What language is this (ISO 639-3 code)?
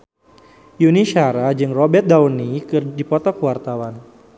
sun